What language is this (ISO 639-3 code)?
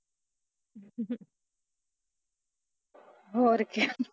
pan